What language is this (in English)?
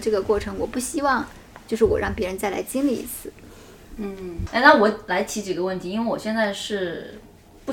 Chinese